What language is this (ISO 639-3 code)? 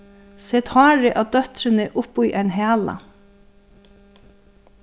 fao